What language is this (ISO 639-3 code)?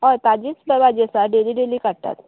kok